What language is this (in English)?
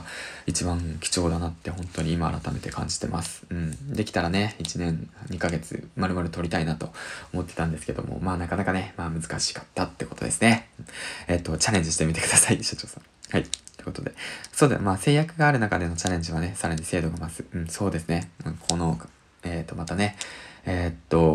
Japanese